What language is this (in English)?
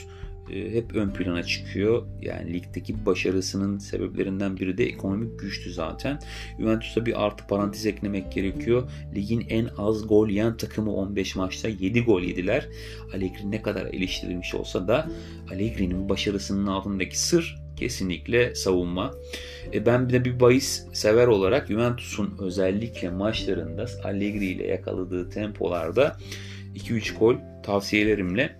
Turkish